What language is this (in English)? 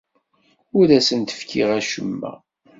Kabyle